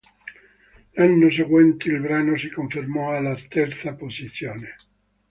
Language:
Italian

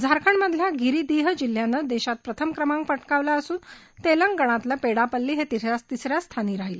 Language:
Marathi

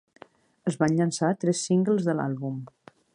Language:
Catalan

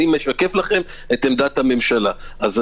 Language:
Hebrew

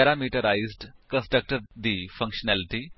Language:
Punjabi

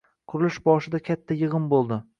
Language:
Uzbek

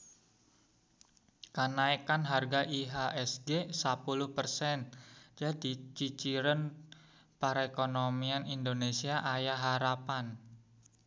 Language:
Sundanese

